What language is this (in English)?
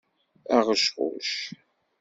Kabyle